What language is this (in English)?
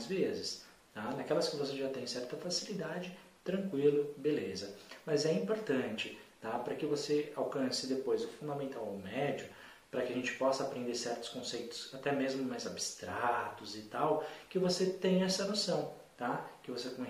Portuguese